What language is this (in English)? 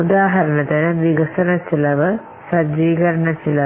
Malayalam